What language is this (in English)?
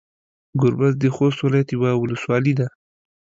Pashto